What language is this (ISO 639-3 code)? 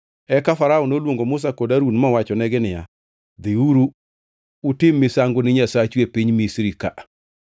luo